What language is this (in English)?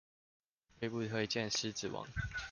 Chinese